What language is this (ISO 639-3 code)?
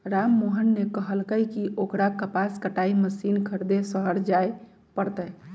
mag